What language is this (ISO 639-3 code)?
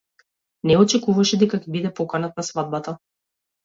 mkd